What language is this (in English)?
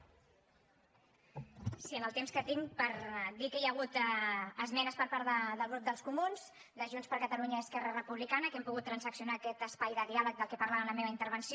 Catalan